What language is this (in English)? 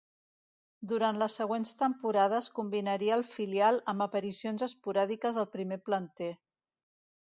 Catalan